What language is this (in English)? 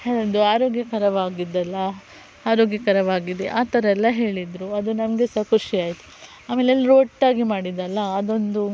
Kannada